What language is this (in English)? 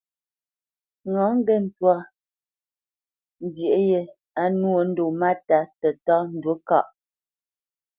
Bamenyam